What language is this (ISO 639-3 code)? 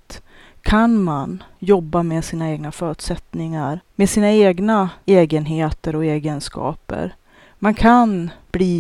swe